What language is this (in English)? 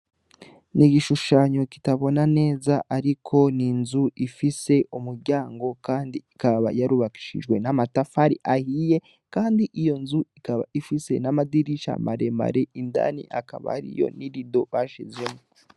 Rundi